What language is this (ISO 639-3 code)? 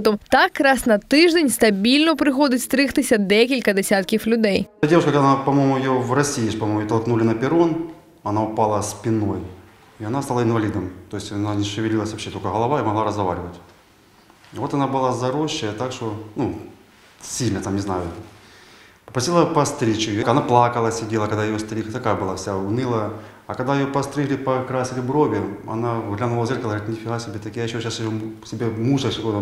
ukr